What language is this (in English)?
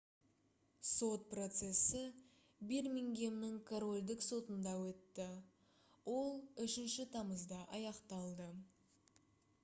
Kazakh